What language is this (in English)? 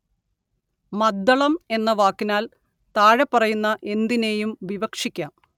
Malayalam